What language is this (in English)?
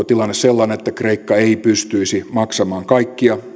Finnish